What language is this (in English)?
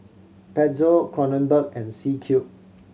English